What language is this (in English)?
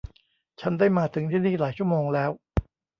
Thai